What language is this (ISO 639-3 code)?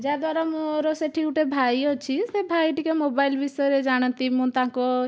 ori